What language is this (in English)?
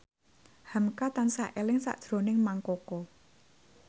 Javanese